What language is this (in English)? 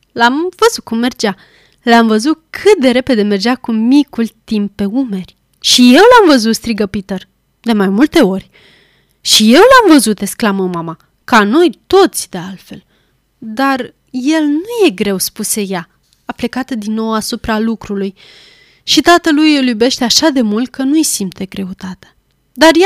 Romanian